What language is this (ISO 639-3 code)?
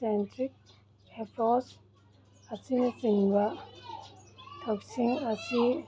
mni